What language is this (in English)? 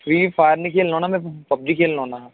Dogri